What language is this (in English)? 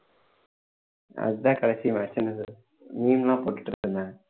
Tamil